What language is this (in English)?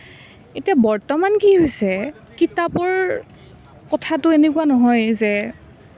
Assamese